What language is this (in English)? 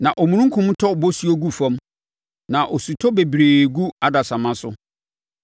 Akan